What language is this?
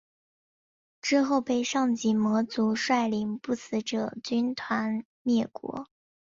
Chinese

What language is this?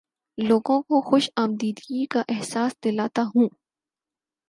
Urdu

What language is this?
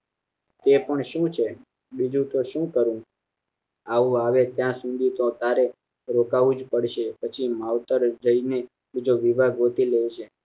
Gujarati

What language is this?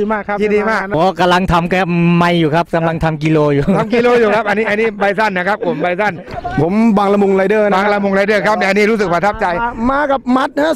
Thai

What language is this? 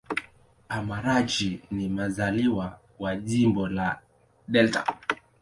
Swahili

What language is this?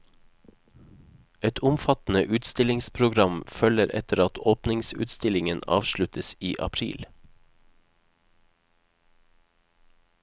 Norwegian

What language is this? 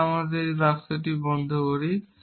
Bangla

